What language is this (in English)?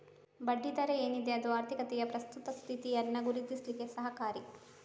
Kannada